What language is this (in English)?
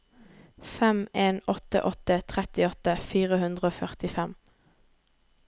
Norwegian